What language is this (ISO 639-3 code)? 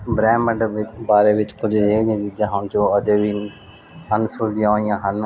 pan